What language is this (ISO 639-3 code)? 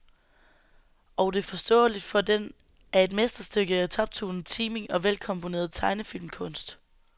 dan